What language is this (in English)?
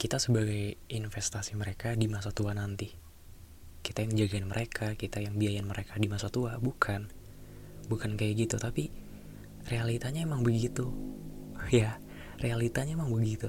Indonesian